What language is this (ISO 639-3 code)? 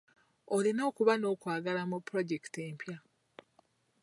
lug